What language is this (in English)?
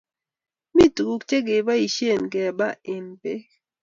Kalenjin